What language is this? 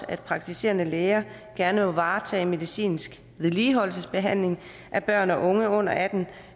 Danish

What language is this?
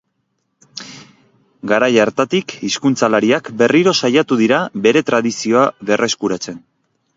Basque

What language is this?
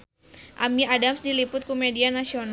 Sundanese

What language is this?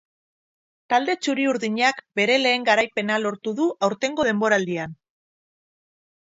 Basque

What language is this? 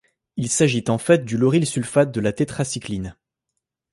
French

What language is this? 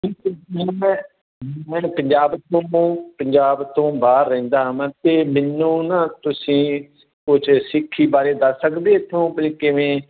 Punjabi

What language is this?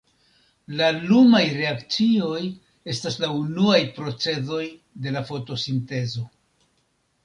Esperanto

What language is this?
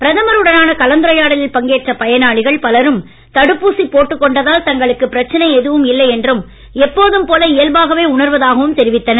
Tamil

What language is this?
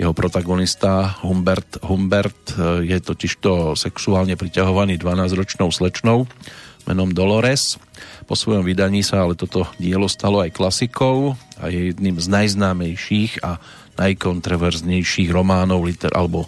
Slovak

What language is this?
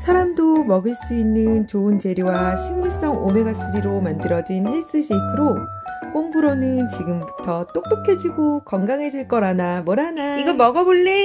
Korean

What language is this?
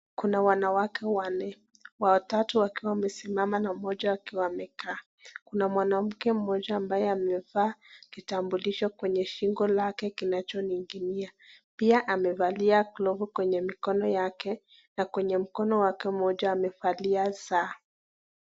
Swahili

